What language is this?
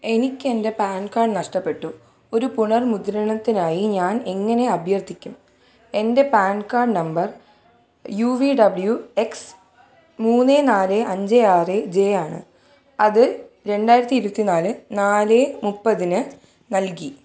Malayalam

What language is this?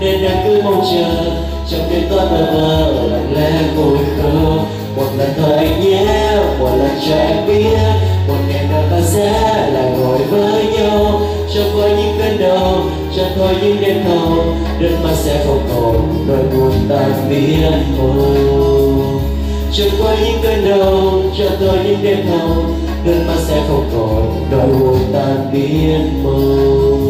Vietnamese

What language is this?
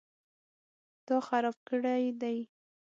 Pashto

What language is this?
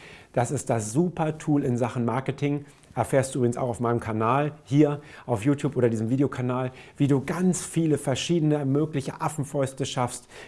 German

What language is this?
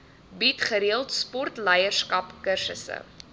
Afrikaans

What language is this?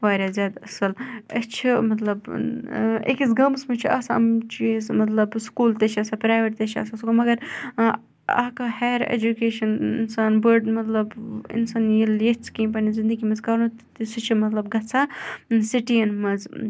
Kashmiri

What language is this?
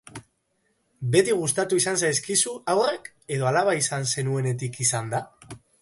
Basque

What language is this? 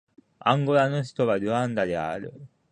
Japanese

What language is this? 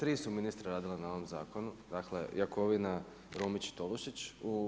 Croatian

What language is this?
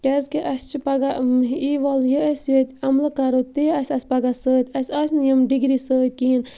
Kashmiri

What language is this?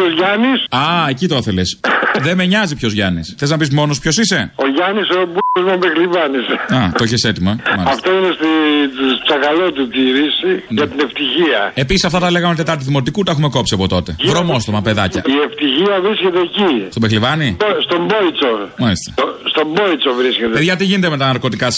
Greek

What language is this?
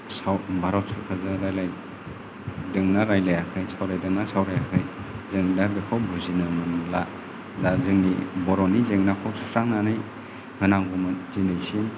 Bodo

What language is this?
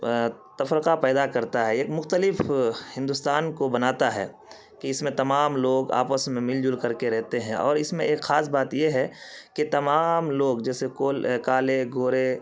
Urdu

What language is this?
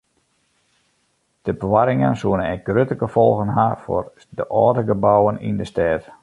Western Frisian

